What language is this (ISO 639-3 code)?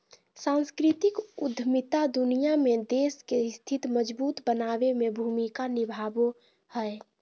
mag